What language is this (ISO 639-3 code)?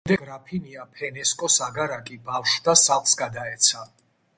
kat